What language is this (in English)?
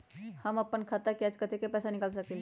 Magahi